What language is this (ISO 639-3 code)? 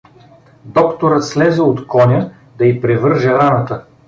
bul